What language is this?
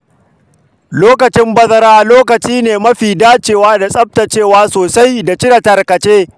Hausa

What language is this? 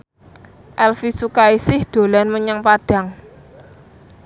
Javanese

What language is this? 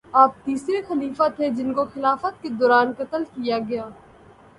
Urdu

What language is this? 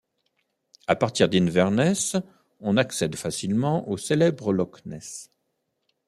French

